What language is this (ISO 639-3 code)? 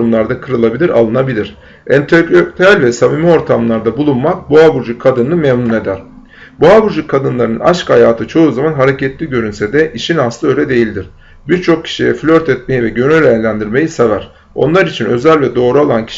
tur